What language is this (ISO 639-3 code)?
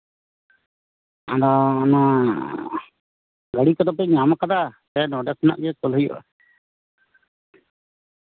sat